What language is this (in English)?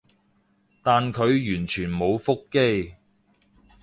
Cantonese